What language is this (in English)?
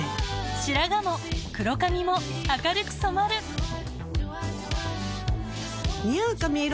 Japanese